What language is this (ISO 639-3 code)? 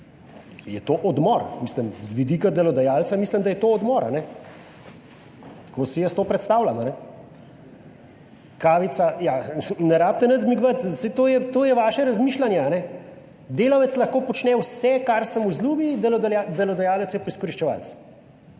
slv